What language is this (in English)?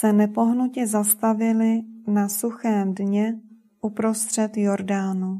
Czech